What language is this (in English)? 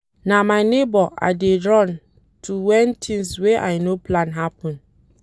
Nigerian Pidgin